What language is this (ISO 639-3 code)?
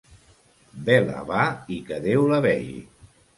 cat